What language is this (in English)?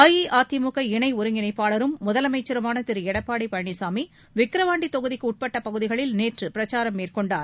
Tamil